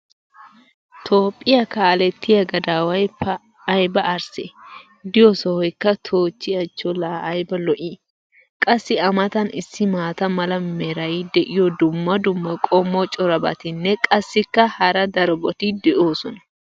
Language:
Wolaytta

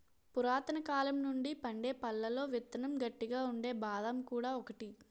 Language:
Telugu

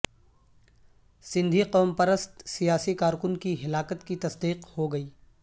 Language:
Urdu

